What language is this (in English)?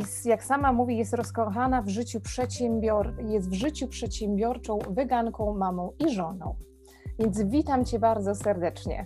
Polish